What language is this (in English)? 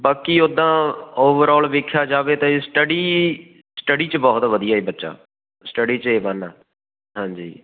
Punjabi